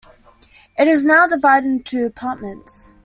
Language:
English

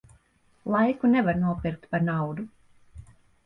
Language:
Latvian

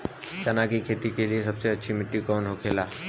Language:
Bhojpuri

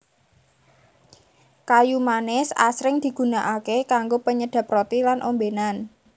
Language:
Javanese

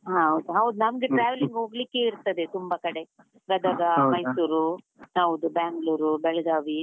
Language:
Kannada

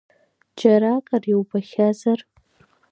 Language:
Abkhazian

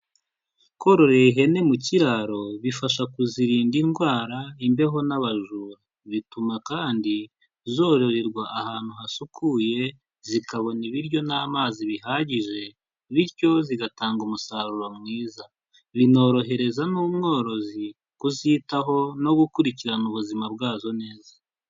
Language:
Kinyarwanda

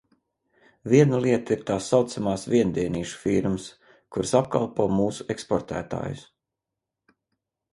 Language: Latvian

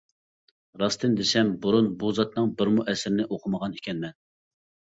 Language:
Uyghur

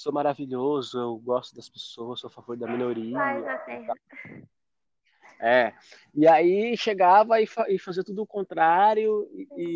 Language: Portuguese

